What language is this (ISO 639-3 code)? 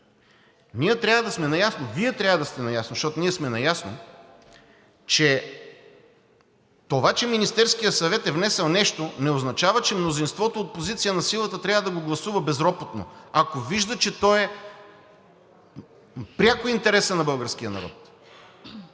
bul